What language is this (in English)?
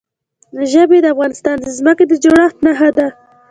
Pashto